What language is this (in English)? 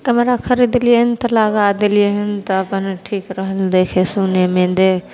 Maithili